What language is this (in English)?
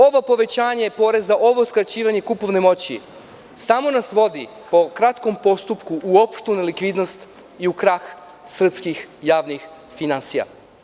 Serbian